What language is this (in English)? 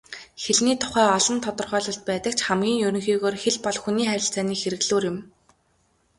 Mongolian